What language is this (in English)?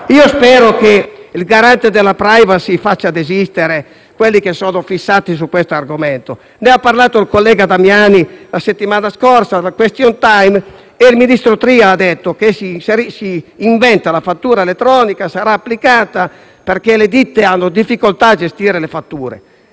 Italian